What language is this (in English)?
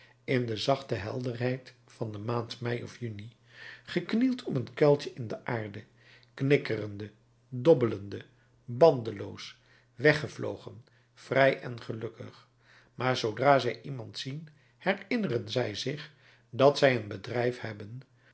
Dutch